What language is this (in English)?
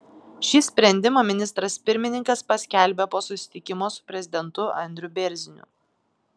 Lithuanian